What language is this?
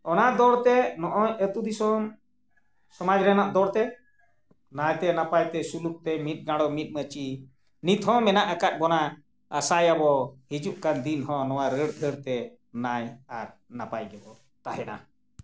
Santali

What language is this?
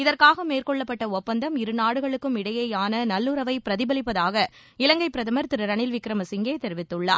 Tamil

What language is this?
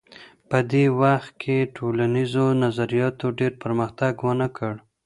Pashto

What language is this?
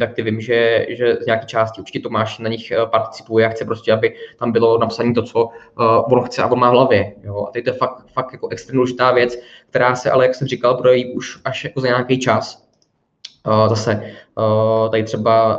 Czech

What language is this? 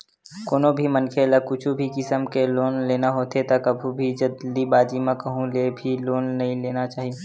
Chhattisgarhi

